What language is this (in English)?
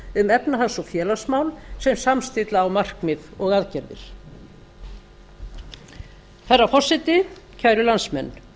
Icelandic